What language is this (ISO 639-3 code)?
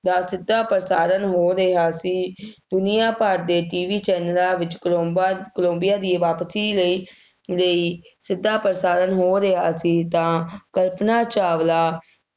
pan